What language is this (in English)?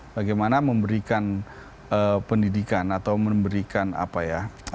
Indonesian